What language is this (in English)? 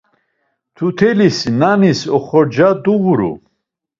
Laz